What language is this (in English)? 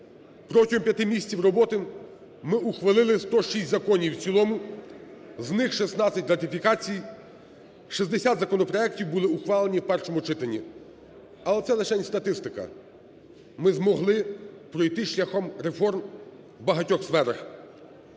Ukrainian